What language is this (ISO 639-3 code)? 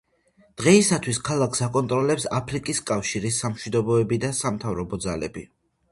kat